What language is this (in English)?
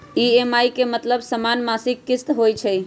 Magahi